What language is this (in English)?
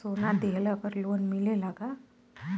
Bhojpuri